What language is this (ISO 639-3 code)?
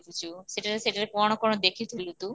ori